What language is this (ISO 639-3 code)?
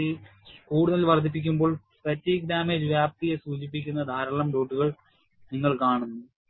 mal